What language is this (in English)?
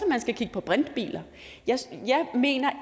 Danish